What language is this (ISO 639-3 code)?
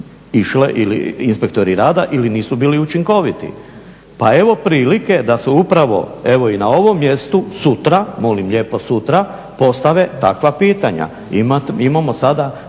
hrv